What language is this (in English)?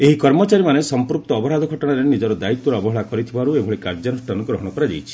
Odia